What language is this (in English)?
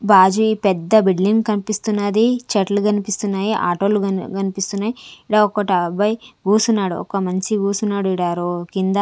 Telugu